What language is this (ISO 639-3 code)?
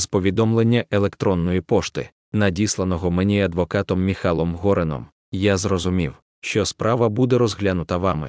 ukr